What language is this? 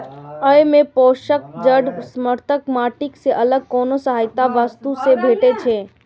Maithili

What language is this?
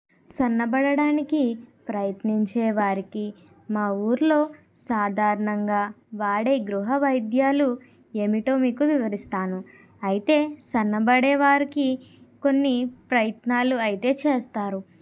Telugu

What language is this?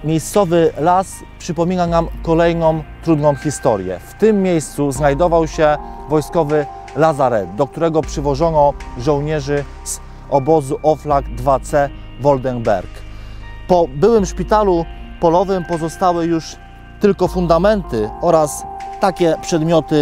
Polish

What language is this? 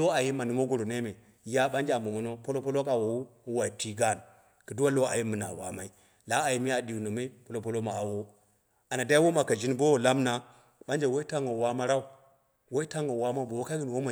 Dera (Nigeria)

